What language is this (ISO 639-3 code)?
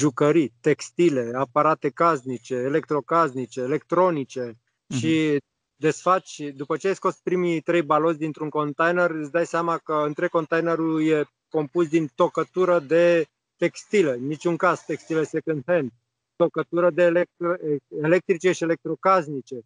ron